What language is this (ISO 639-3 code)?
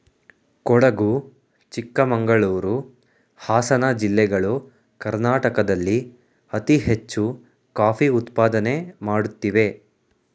kan